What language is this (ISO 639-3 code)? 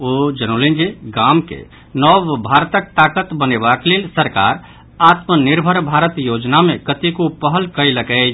mai